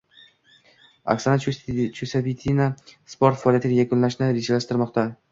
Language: Uzbek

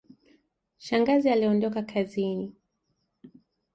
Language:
Swahili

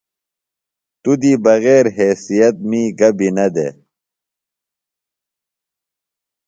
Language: Phalura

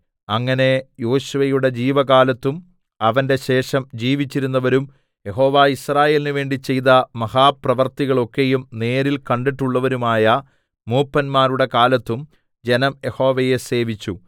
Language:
Malayalam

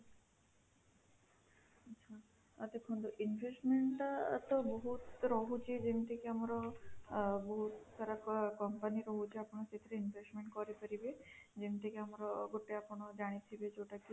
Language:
Odia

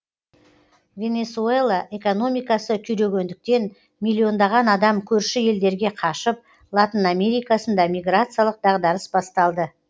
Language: Kazakh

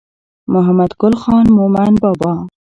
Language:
Pashto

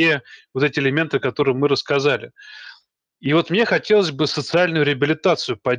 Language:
Russian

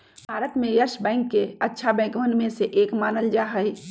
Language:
Magahi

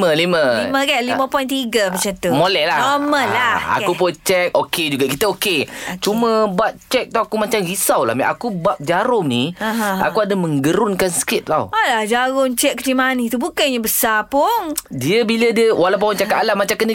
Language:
Malay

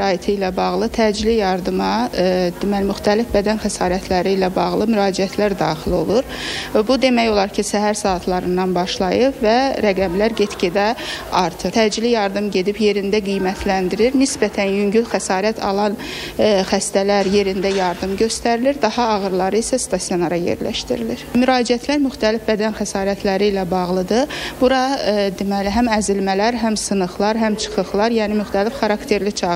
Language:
Turkish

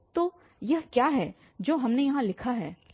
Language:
Hindi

